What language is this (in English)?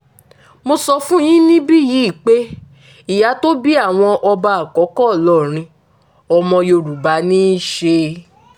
Yoruba